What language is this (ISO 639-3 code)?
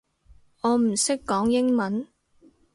yue